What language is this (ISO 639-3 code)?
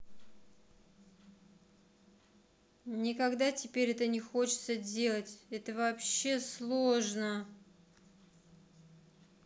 rus